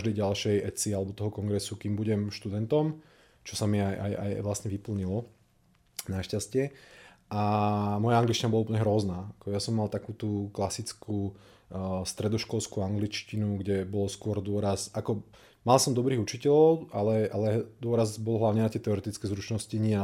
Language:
Slovak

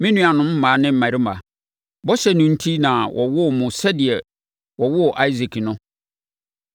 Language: Akan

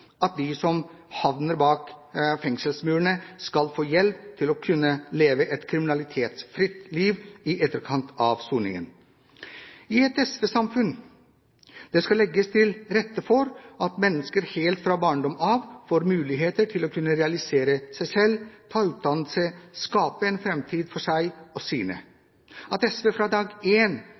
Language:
Norwegian Bokmål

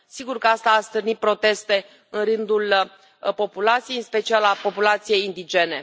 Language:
Romanian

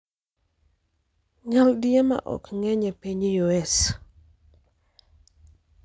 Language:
Luo (Kenya and Tanzania)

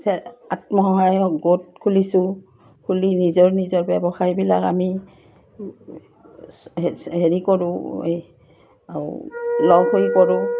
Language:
Assamese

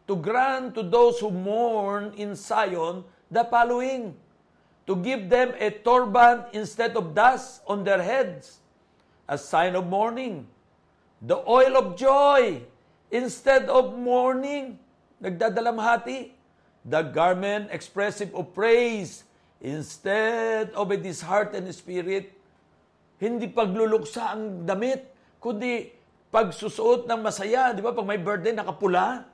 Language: Filipino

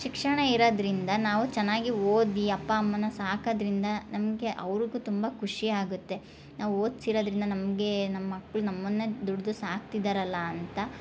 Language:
Kannada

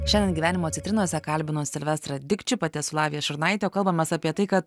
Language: Lithuanian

